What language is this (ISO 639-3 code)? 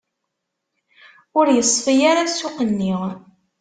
kab